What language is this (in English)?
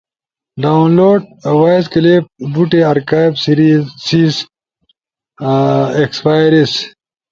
Ushojo